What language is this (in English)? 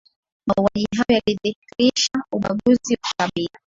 Swahili